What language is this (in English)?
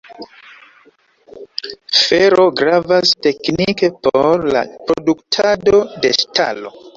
Esperanto